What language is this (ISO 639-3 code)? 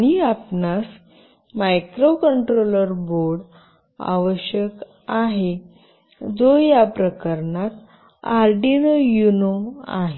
mar